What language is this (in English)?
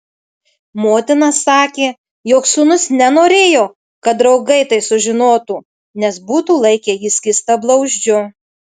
Lithuanian